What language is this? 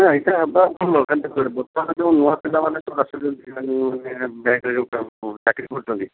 Odia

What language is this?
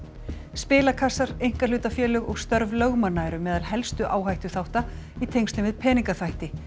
Icelandic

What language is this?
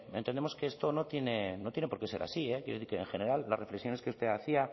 Spanish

